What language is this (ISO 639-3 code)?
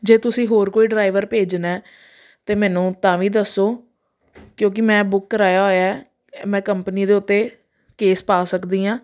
pan